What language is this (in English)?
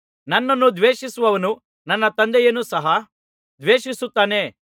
Kannada